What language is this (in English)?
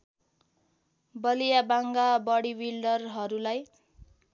Nepali